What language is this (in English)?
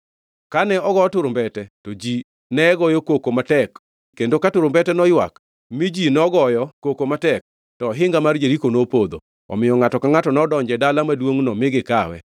Luo (Kenya and Tanzania)